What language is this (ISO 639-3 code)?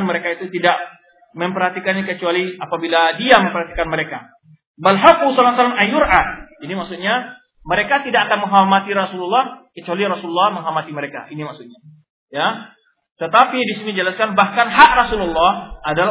ind